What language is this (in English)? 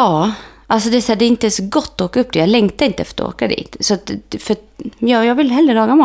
Swedish